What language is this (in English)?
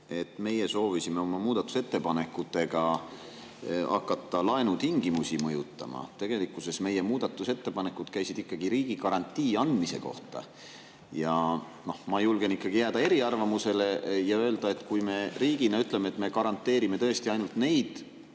Estonian